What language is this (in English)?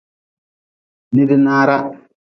Nawdm